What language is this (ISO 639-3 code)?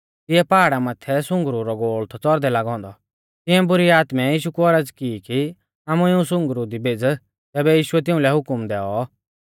bfz